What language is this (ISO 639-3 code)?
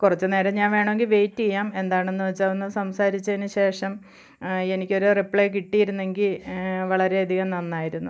mal